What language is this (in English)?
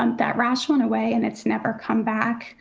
English